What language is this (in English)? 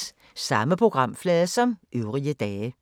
Danish